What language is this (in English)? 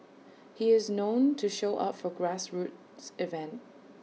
English